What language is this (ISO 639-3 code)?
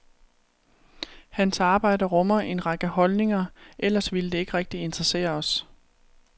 dan